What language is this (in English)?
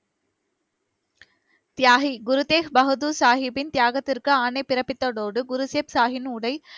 Tamil